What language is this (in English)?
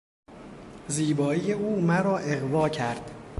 Persian